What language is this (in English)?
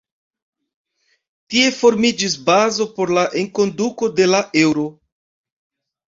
Esperanto